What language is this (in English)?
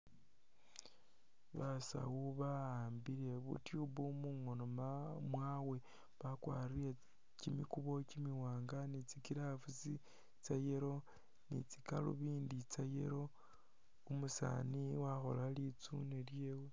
Masaaba